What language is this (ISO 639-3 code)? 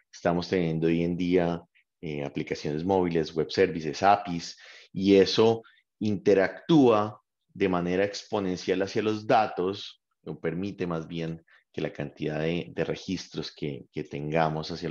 spa